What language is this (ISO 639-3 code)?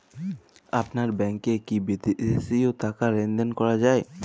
ben